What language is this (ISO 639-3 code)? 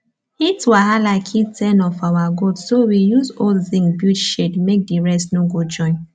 pcm